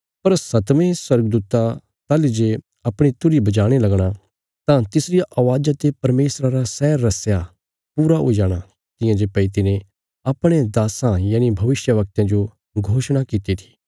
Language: Bilaspuri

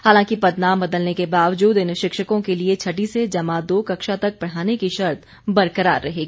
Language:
Hindi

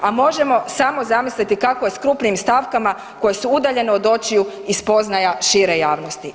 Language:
Croatian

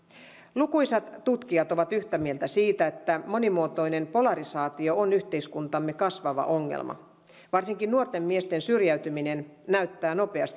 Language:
Finnish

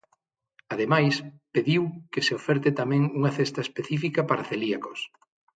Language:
Galician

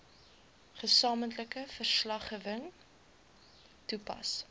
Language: Afrikaans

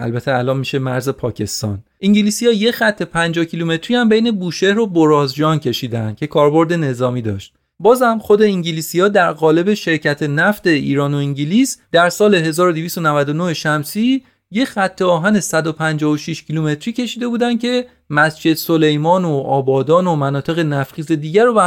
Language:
Persian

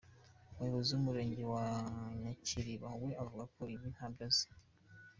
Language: Kinyarwanda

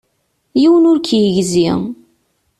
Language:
Kabyle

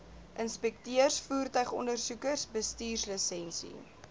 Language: Afrikaans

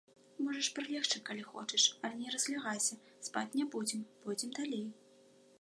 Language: Belarusian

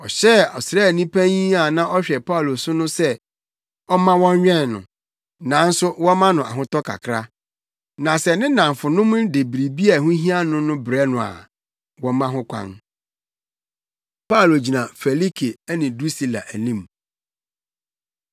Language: Akan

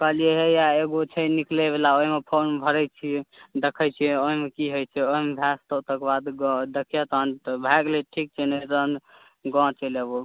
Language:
Maithili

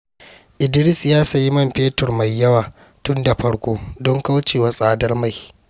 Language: Hausa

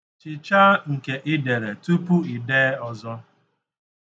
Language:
Igbo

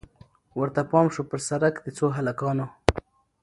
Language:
Pashto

